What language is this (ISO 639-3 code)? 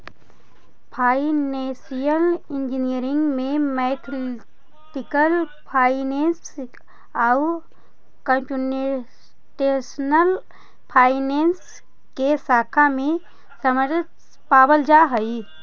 mag